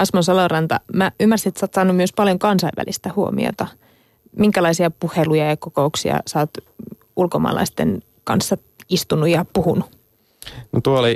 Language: Finnish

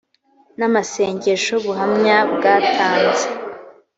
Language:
Kinyarwanda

